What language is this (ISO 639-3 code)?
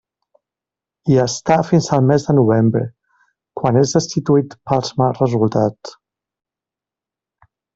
cat